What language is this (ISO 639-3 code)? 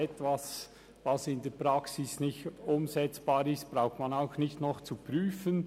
gsw